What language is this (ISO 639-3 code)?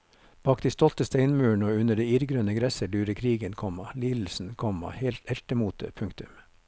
nor